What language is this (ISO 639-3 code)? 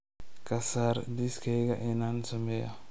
som